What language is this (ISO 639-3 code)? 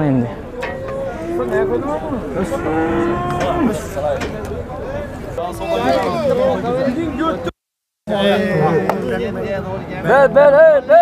tur